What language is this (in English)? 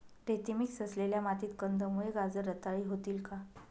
Marathi